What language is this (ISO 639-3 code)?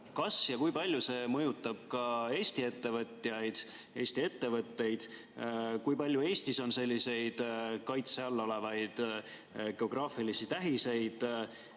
est